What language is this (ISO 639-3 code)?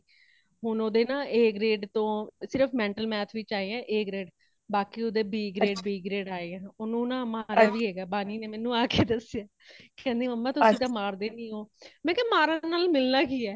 pan